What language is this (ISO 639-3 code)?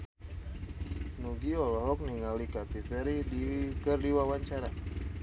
sun